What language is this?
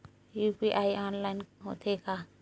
Chhattisgarhi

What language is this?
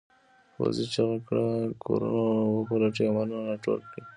Pashto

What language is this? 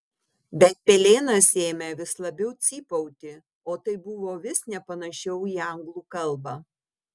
Lithuanian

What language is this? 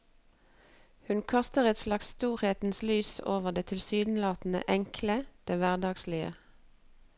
Norwegian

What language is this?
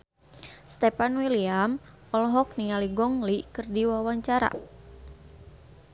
Sundanese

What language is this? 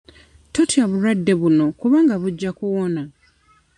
Ganda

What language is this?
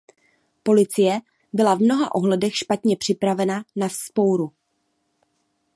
Czech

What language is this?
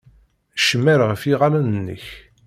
Kabyle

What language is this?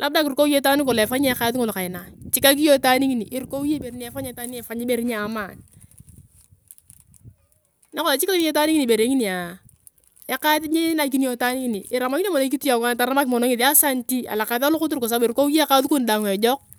Turkana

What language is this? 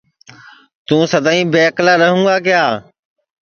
Sansi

